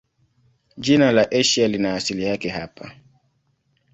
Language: Swahili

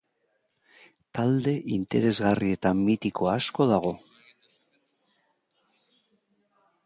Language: Basque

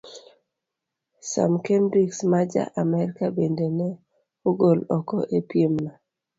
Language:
Luo (Kenya and Tanzania)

